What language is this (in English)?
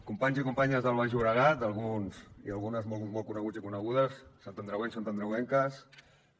Catalan